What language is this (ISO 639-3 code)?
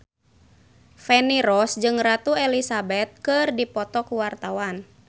sun